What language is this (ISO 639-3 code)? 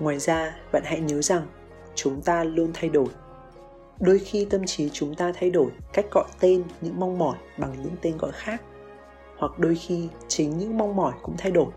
vie